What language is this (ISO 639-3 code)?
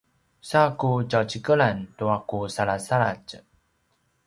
pwn